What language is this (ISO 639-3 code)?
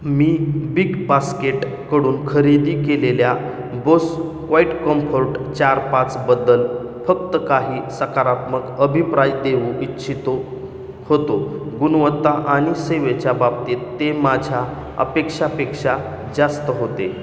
mar